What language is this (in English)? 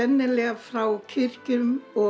Icelandic